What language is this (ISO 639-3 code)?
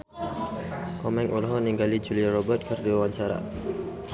sun